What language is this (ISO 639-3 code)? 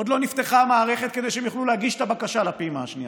heb